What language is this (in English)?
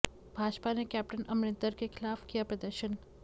Hindi